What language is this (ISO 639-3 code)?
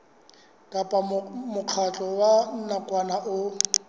sot